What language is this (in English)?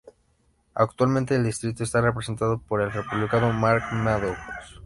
Spanish